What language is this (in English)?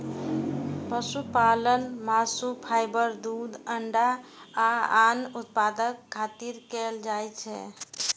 Maithili